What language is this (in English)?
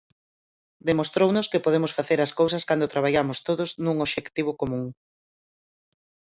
Galician